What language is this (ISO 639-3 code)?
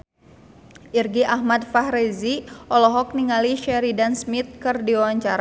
sun